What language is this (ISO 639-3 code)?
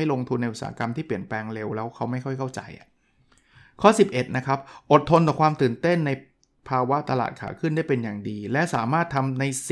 tha